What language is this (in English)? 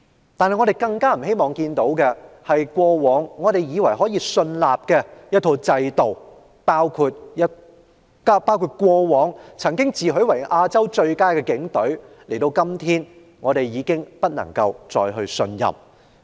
Cantonese